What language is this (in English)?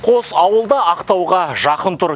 Kazakh